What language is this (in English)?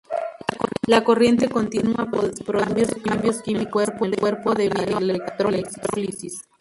Spanish